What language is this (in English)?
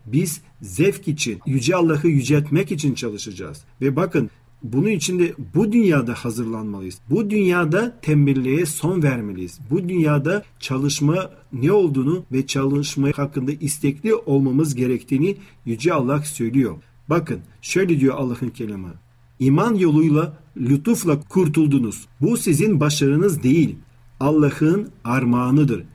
Turkish